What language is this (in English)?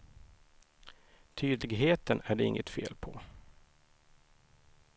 Swedish